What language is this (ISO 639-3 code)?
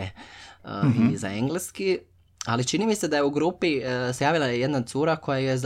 hrv